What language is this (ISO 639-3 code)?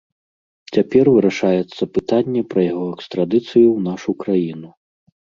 bel